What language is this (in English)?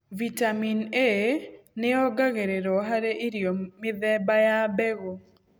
Kikuyu